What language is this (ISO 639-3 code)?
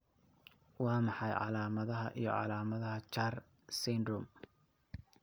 som